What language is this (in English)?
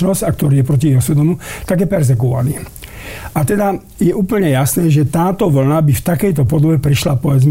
Slovak